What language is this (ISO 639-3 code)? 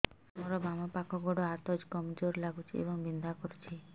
ori